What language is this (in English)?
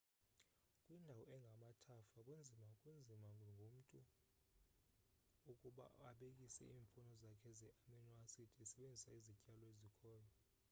Xhosa